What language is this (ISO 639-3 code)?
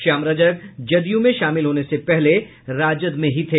hin